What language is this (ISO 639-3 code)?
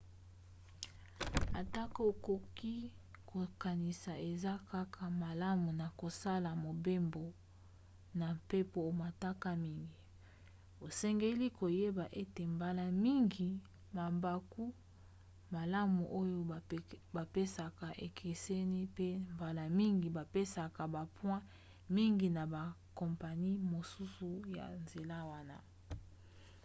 lin